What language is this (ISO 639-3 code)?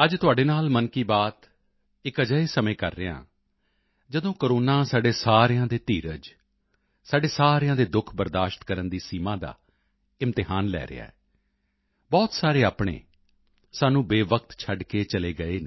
pan